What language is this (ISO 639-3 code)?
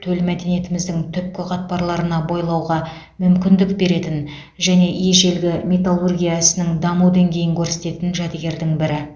kaz